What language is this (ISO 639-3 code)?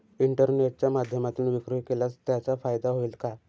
mar